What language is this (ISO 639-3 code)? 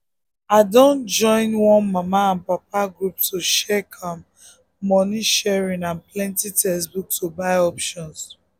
pcm